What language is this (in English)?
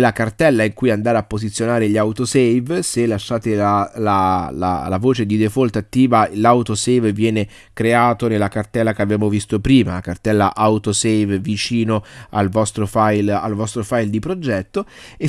Italian